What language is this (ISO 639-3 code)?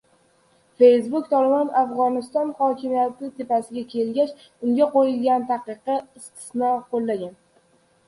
uzb